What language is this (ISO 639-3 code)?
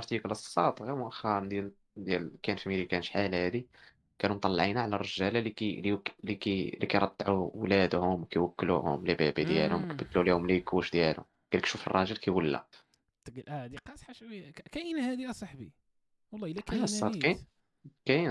ara